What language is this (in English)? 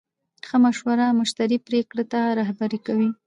Pashto